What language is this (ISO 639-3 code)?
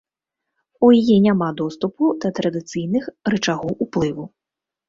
bel